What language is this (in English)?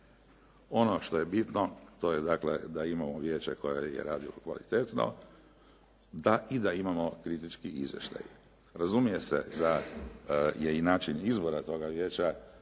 Croatian